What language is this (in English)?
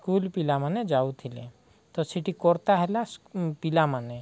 Odia